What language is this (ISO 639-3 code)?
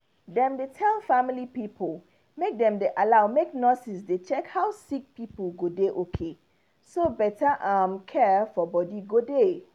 pcm